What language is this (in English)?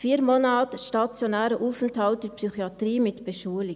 Swiss German